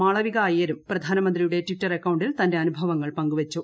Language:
Malayalam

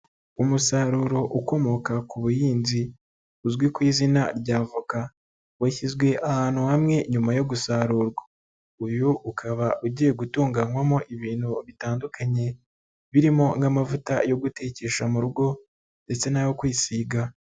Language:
Kinyarwanda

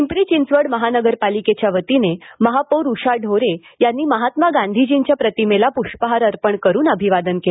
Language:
Marathi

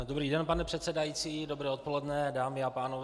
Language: Czech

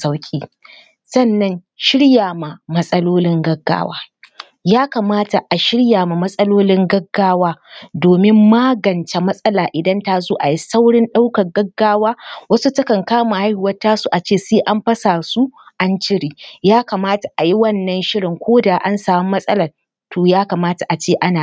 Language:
Hausa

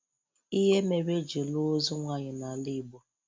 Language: Igbo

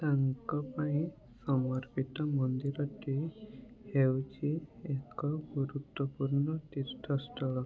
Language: Odia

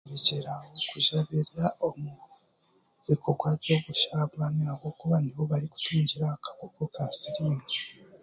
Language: Chiga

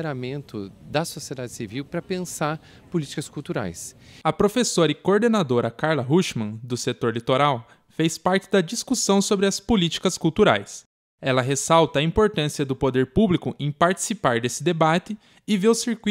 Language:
Portuguese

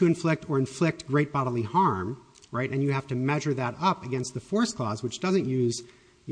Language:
English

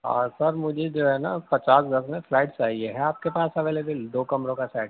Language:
Urdu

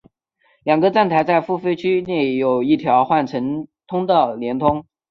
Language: Chinese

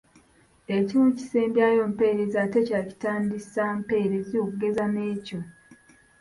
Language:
Ganda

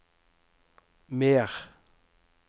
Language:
Norwegian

